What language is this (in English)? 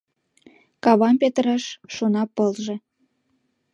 Mari